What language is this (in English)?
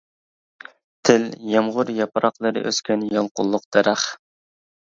Uyghur